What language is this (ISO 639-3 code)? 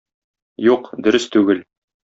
tat